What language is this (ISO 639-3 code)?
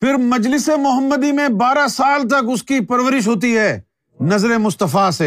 urd